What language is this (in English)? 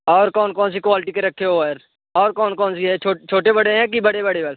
Hindi